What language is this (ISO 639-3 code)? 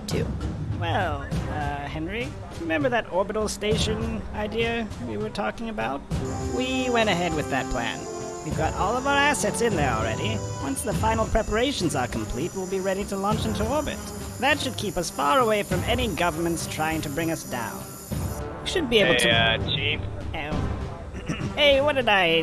eng